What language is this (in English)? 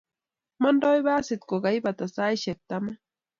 Kalenjin